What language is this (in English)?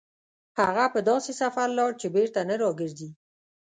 Pashto